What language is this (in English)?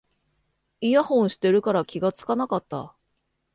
Japanese